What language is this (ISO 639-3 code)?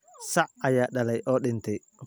som